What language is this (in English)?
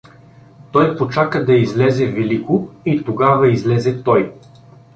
Bulgarian